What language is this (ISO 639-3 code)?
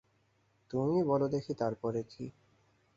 ben